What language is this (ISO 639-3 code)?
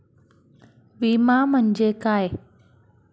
mar